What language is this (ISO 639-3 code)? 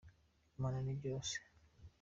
kin